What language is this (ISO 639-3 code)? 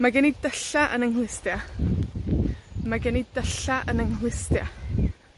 cym